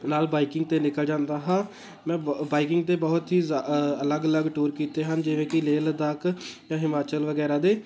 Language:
Punjabi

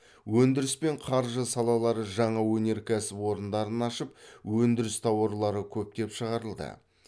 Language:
Kazakh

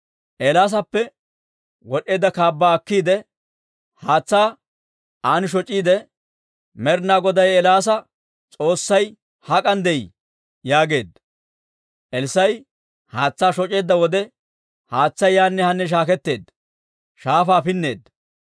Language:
Dawro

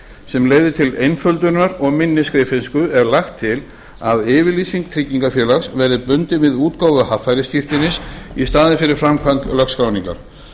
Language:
Icelandic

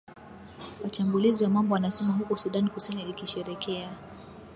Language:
Swahili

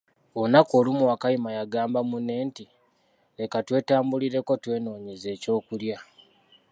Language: Ganda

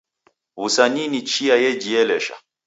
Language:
Taita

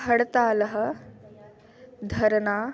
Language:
Sanskrit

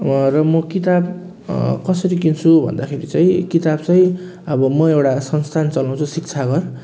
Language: Nepali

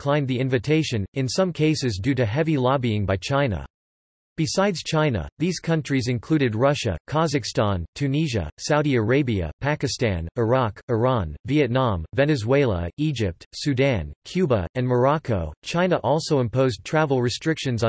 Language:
English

